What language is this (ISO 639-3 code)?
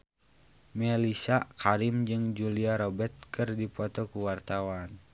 sun